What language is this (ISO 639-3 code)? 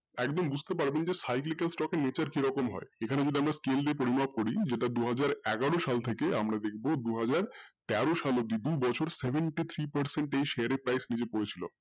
ben